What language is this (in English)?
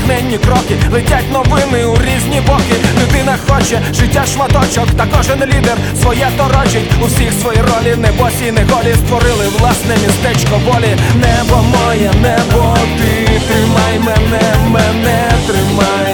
Ukrainian